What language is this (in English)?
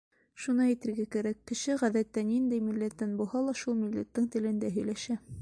Bashkir